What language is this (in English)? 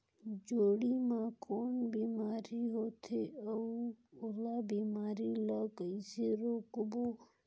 Chhattisgarhi